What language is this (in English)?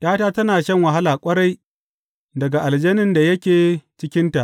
Hausa